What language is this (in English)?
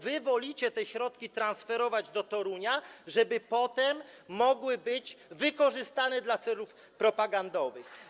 Polish